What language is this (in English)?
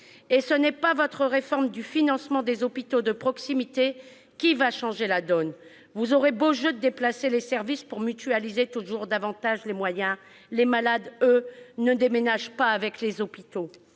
French